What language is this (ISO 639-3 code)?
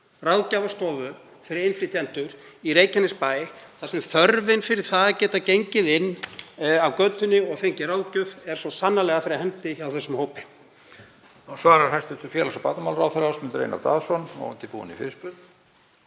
isl